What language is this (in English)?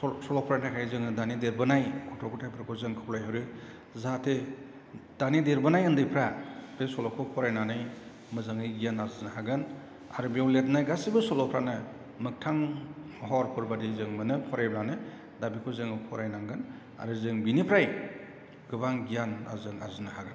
Bodo